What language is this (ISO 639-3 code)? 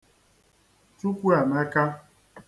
ibo